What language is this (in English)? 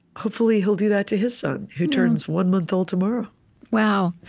English